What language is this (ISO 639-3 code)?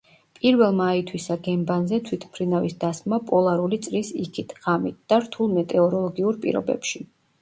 kat